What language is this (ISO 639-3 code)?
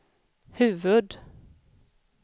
swe